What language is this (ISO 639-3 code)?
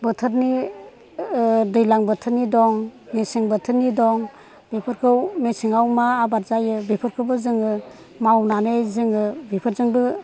brx